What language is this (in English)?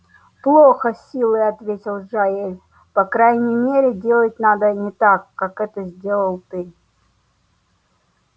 Russian